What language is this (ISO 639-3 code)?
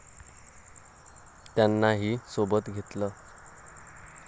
mar